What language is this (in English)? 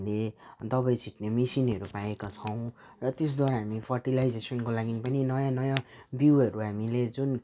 Nepali